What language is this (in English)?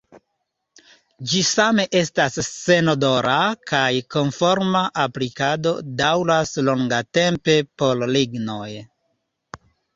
Esperanto